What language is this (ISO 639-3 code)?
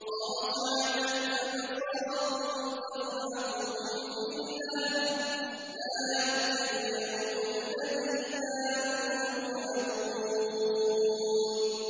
ara